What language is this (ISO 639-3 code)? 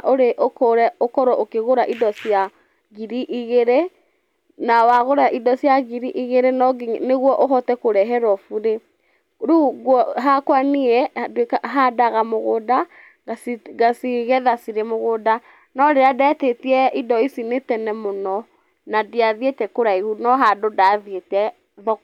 kik